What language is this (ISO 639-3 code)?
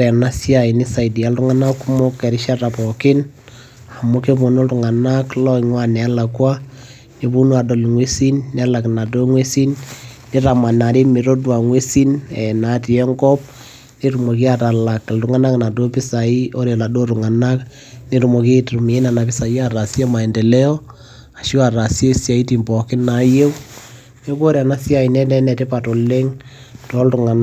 mas